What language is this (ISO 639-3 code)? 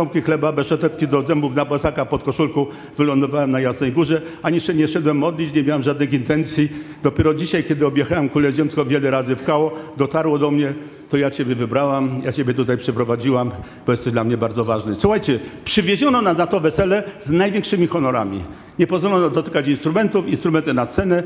pol